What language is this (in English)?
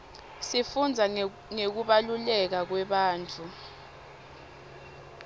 Swati